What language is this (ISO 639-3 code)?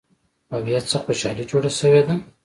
pus